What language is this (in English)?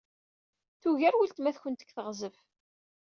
Kabyle